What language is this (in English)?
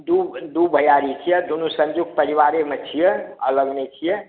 Maithili